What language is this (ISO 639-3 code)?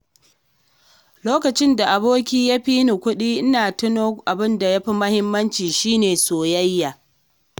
hau